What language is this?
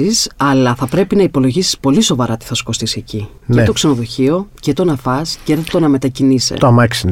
Greek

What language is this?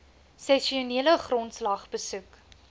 Afrikaans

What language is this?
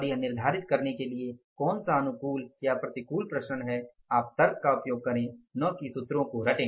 Hindi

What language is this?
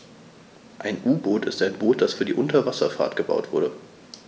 German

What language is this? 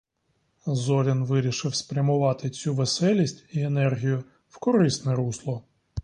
Ukrainian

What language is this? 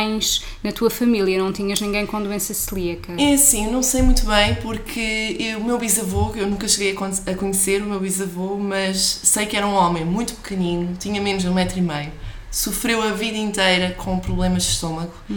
Portuguese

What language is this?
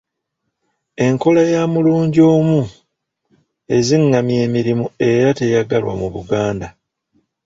Ganda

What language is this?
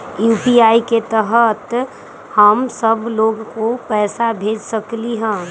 Magahi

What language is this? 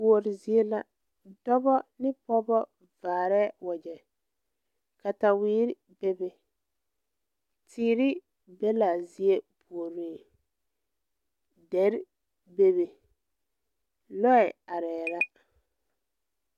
Southern Dagaare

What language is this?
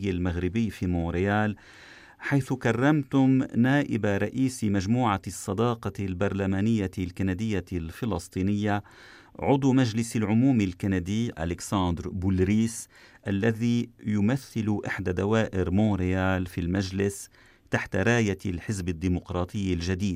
Arabic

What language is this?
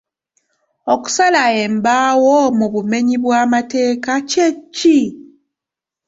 Ganda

